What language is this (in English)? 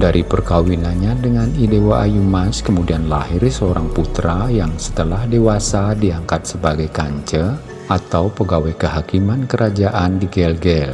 Indonesian